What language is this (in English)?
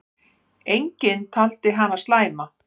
Icelandic